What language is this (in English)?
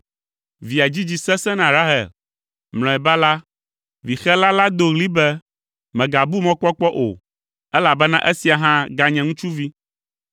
Ewe